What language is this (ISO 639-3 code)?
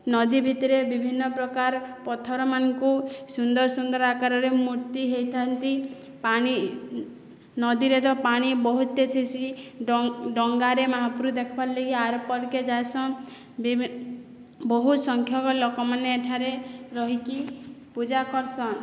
ori